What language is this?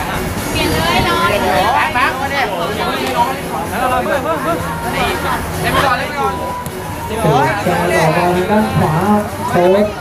Thai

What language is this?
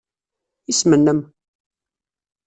Kabyle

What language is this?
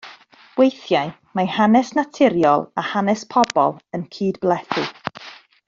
Welsh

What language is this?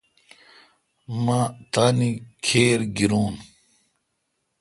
Kalkoti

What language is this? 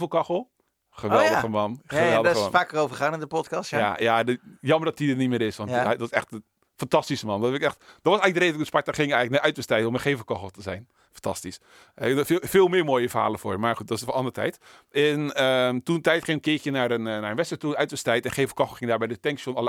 Dutch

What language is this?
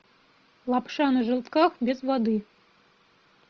Russian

